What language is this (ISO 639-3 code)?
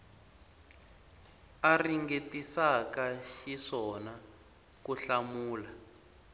tso